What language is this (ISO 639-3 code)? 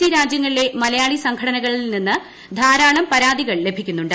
mal